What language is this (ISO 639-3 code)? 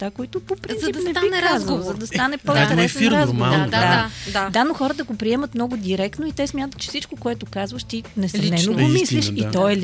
bul